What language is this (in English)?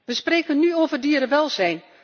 Dutch